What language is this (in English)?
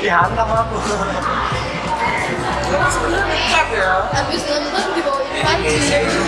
Indonesian